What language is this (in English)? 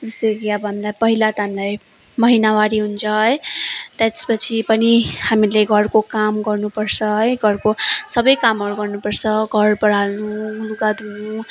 Nepali